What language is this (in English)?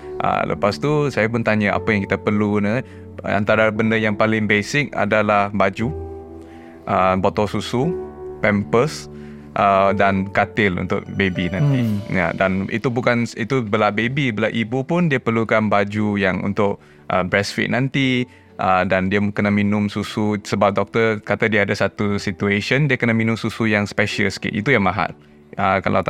Malay